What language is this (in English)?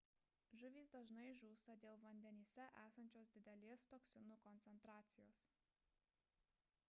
Lithuanian